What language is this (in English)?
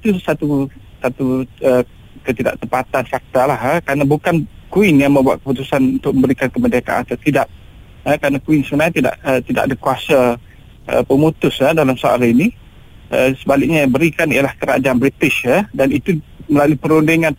Malay